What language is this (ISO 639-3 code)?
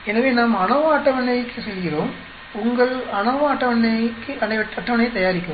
tam